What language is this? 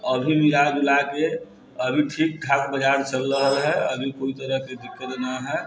Maithili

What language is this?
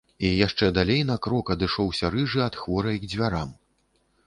Belarusian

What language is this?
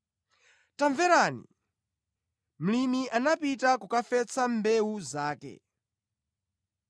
Nyanja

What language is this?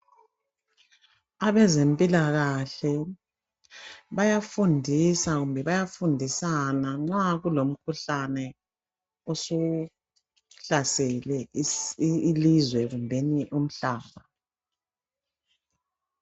North Ndebele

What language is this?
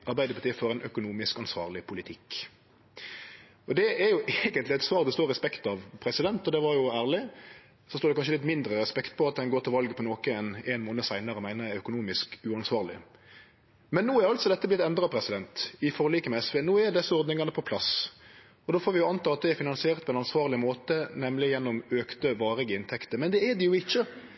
Norwegian Nynorsk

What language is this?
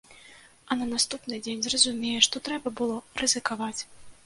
Belarusian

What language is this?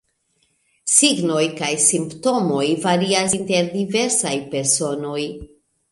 Esperanto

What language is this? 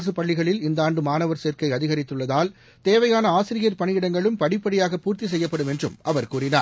Tamil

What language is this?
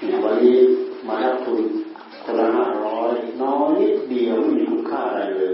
Thai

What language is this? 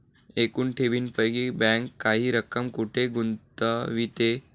Marathi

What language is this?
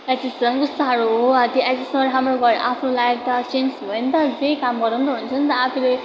Nepali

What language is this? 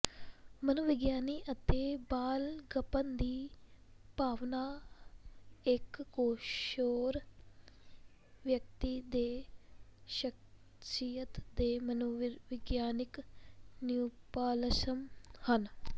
Punjabi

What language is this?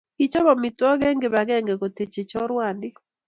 Kalenjin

